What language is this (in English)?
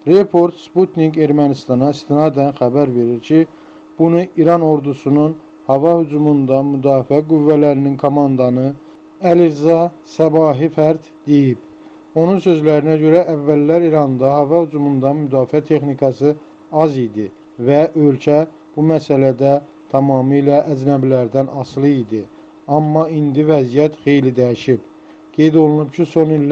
Turkish